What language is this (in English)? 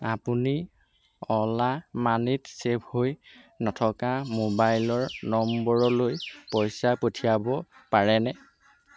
Assamese